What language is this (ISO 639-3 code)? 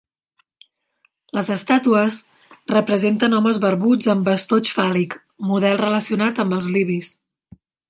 cat